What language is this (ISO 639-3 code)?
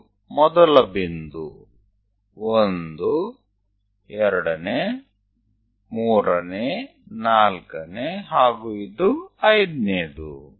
kan